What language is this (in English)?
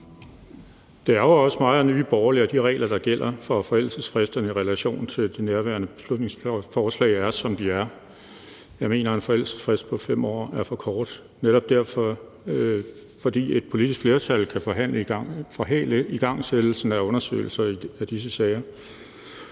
Danish